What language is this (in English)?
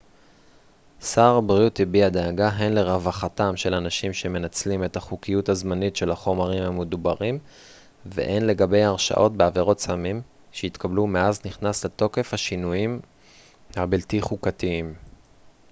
Hebrew